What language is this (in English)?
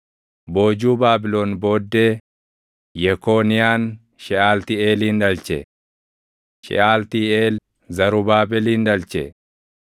Oromo